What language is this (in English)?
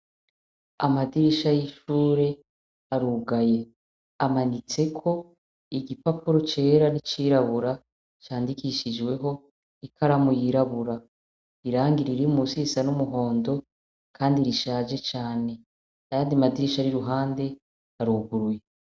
Rundi